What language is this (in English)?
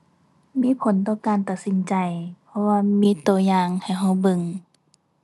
Thai